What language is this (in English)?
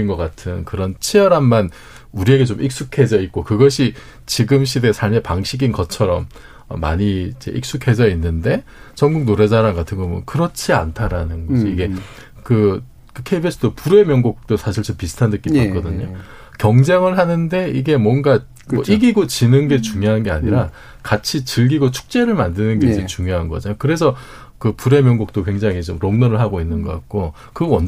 Korean